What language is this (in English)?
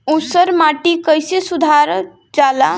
Bhojpuri